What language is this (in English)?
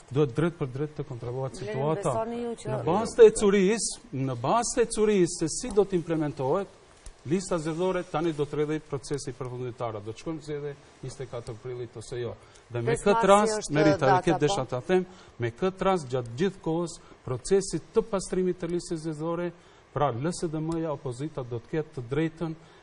Romanian